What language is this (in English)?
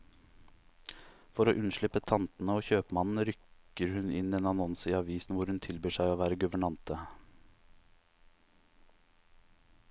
Norwegian